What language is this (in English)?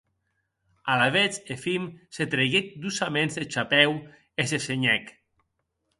Occitan